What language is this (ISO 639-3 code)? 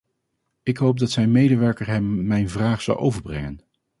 nld